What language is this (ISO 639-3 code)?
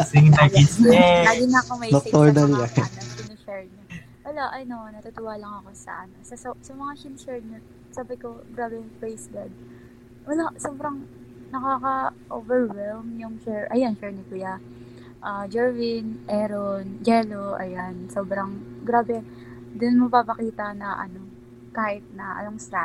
fil